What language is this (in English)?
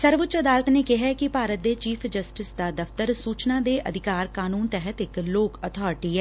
Punjabi